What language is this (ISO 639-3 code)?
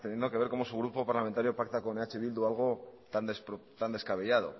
spa